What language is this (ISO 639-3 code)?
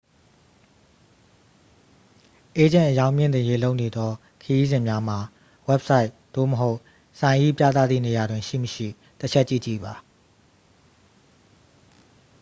mya